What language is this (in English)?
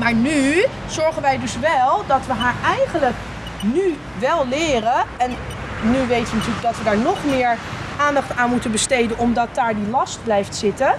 Dutch